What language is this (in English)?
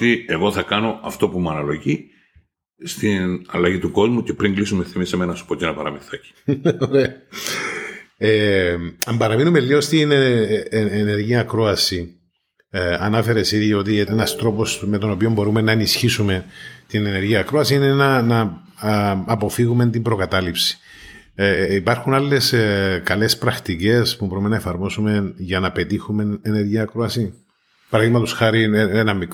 Greek